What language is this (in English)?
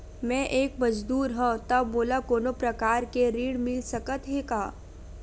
Chhattisgarhi